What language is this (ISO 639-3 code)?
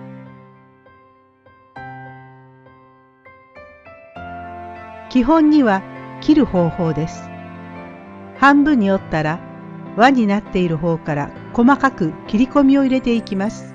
jpn